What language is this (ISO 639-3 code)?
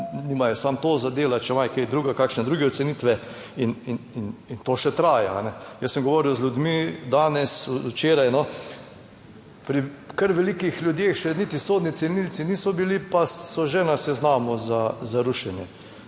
slv